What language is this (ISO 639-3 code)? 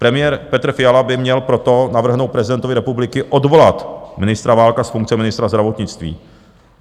ces